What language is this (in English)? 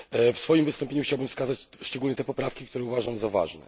Polish